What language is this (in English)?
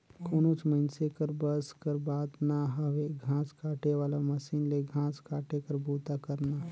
Chhattisgarhi